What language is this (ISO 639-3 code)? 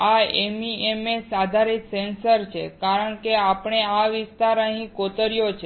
guj